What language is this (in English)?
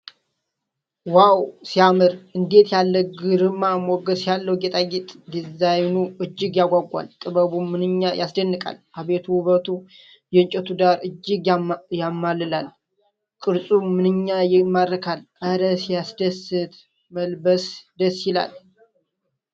Amharic